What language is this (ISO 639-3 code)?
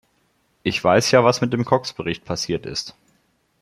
deu